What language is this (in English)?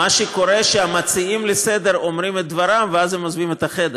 Hebrew